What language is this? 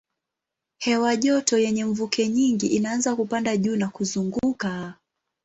Swahili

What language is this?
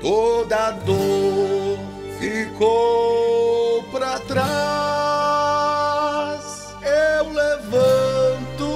Portuguese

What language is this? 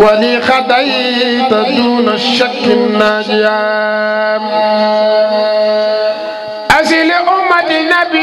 Arabic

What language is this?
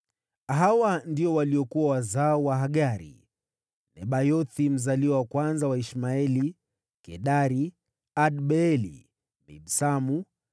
Swahili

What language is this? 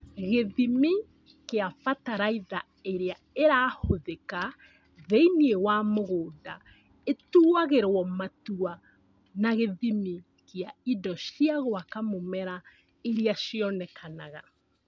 Kikuyu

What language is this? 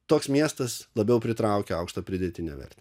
Lithuanian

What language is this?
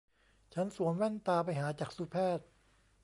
Thai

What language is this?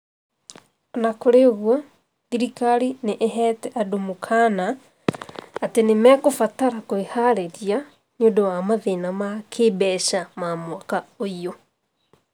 Kikuyu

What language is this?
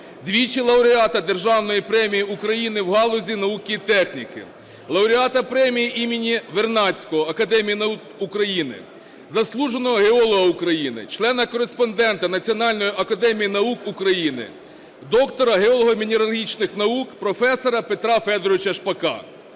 Ukrainian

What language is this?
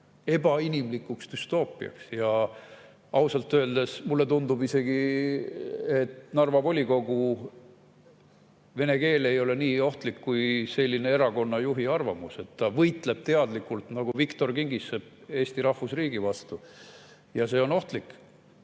Estonian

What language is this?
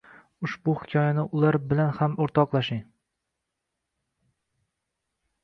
Uzbek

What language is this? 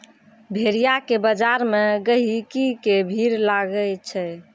Maithili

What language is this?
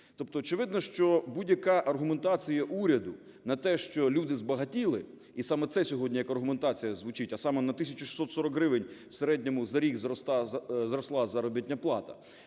Ukrainian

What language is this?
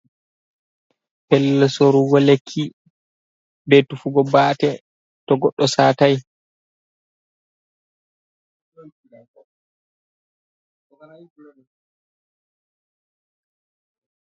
Fula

